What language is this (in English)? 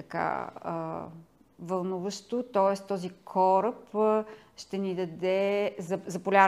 Bulgarian